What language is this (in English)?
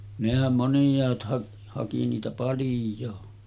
Finnish